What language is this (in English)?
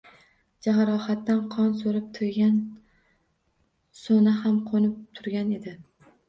Uzbek